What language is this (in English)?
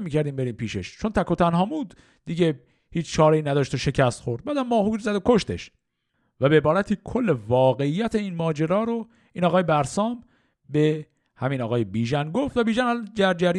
Persian